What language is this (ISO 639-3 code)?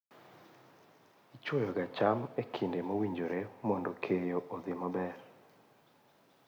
luo